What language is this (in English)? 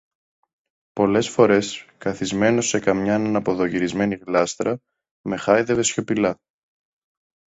Greek